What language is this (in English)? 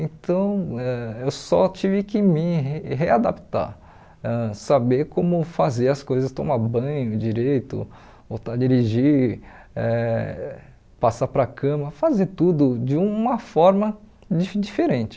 Portuguese